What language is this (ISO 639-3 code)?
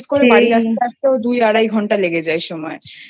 ben